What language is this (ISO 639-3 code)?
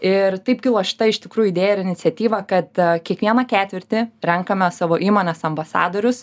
lit